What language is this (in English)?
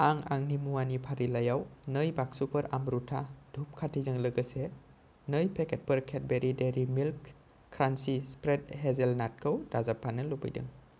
Bodo